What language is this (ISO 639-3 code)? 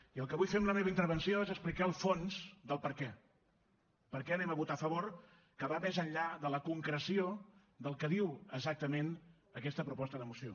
cat